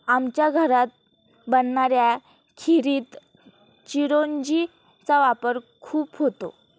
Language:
Marathi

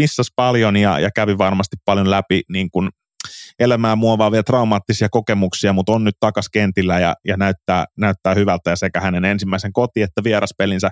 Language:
Finnish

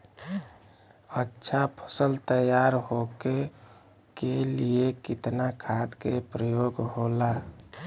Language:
Bhojpuri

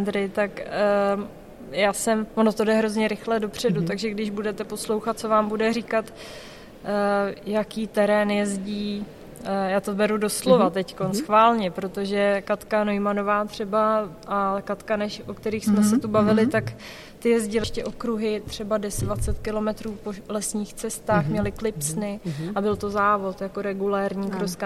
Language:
Czech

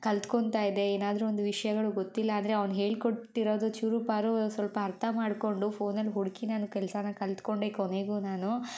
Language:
Kannada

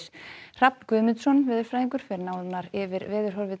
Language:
Icelandic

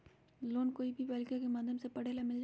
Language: Magahi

